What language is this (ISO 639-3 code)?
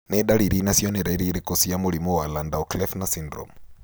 kik